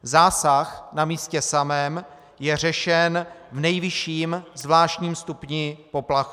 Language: Czech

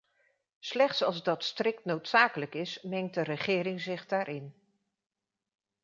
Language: Dutch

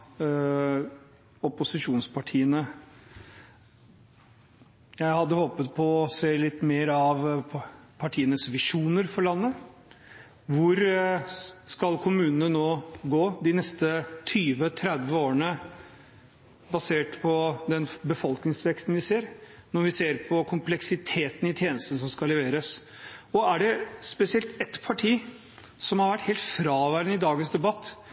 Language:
Norwegian Bokmål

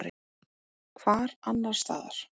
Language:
Icelandic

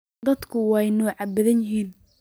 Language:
Somali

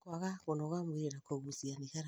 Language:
Kikuyu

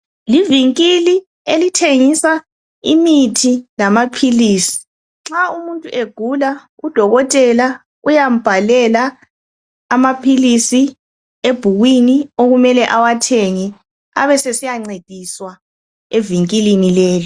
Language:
North Ndebele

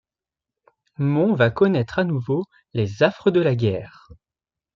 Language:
French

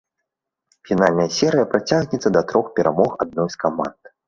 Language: Belarusian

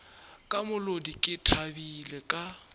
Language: Northern Sotho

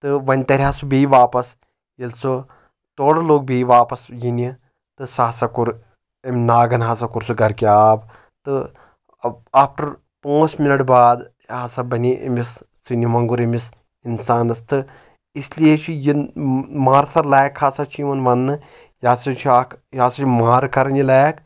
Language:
Kashmiri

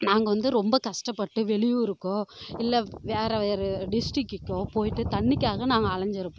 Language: Tamil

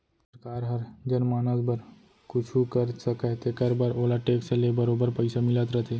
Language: Chhattisgarhi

